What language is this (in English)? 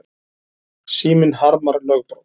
Icelandic